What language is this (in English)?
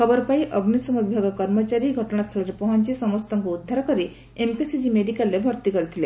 Odia